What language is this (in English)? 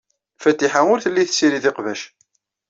Kabyle